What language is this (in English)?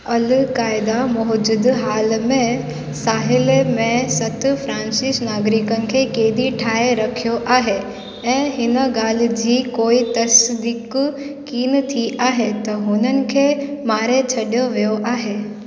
Sindhi